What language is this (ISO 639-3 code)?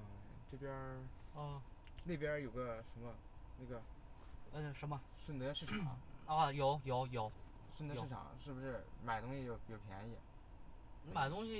zho